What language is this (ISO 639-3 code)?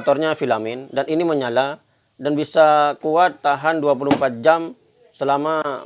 ind